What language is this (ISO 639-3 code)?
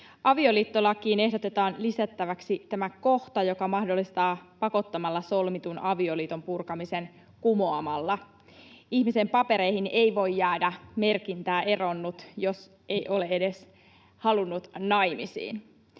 fin